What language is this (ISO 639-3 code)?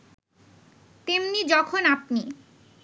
ben